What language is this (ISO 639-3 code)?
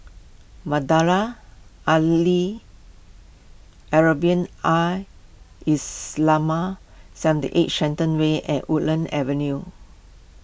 eng